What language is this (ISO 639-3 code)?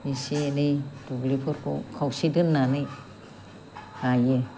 brx